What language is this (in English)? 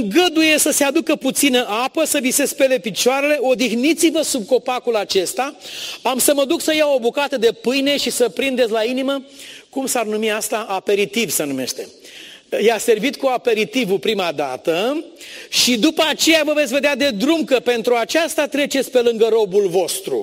Romanian